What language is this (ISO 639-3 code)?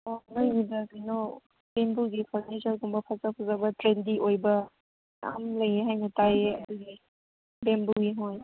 mni